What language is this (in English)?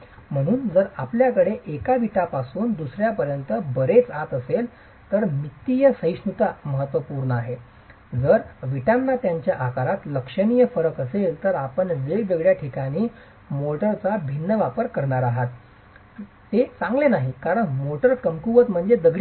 Marathi